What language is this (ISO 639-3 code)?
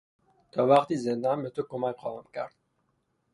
fas